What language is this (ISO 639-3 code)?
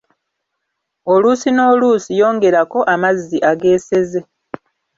lug